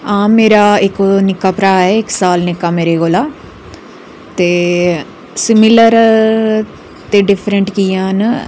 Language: Dogri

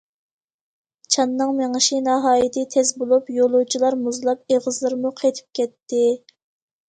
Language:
Uyghur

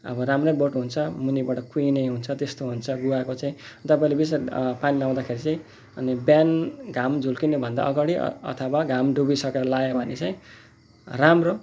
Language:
Nepali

